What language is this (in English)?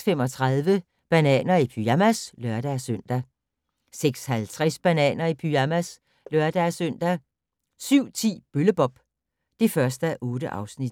Danish